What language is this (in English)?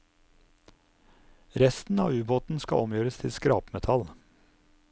Norwegian